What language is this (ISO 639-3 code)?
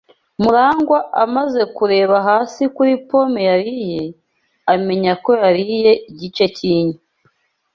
kin